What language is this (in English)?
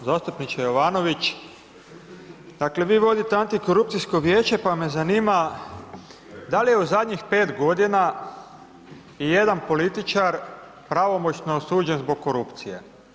Croatian